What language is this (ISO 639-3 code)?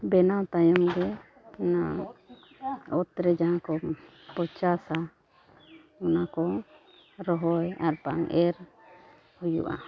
sat